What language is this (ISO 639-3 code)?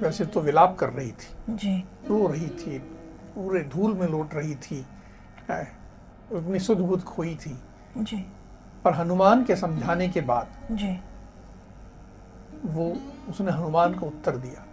hin